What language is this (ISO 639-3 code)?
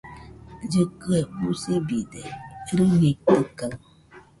hux